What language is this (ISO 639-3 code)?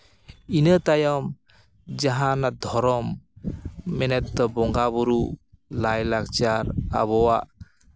sat